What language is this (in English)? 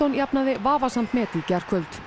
Icelandic